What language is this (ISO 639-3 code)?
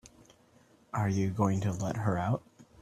eng